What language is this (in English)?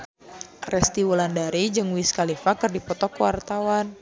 Sundanese